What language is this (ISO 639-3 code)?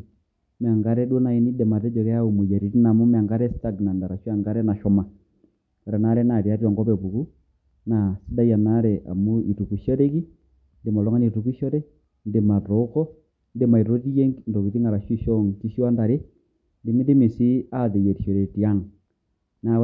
mas